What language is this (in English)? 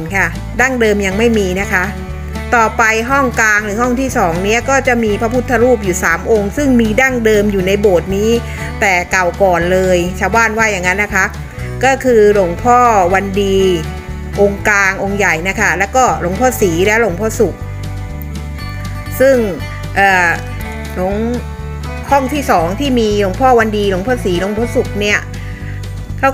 Thai